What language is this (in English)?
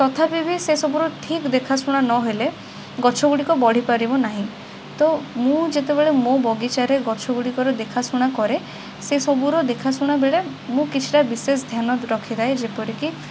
Odia